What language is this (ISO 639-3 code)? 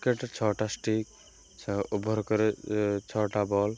ori